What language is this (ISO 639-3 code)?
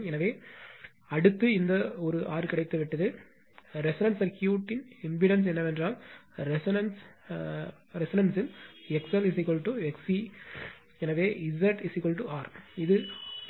tam